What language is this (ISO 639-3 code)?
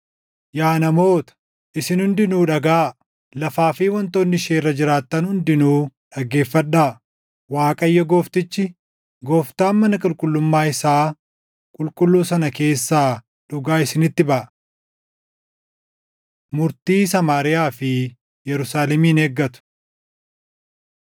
orm